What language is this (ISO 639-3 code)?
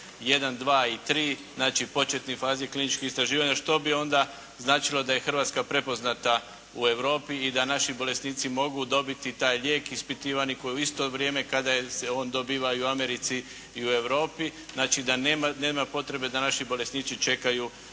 hrv